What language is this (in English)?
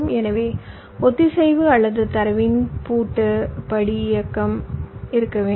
Tamil